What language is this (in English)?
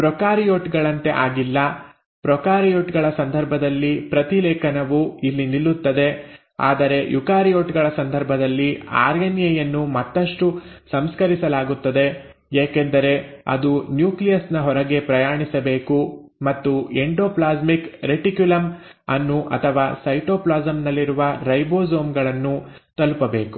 Kannada